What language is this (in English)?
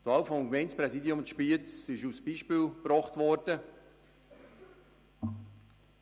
Swiss German